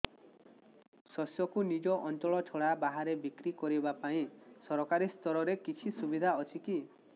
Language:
Odia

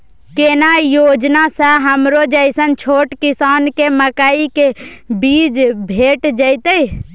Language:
Maithili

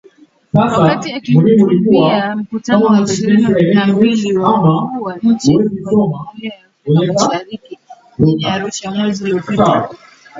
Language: Swahili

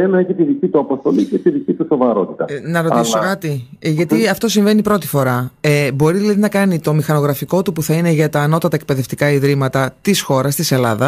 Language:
Greek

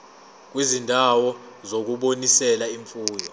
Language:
Zulu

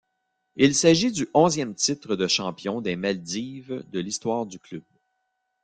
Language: French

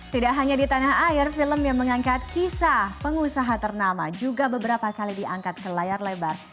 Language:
Indonesian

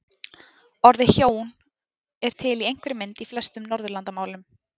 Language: Icelandic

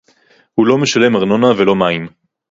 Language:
Hebrew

